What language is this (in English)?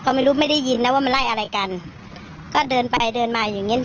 Thai